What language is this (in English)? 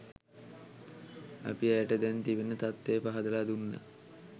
Sinhala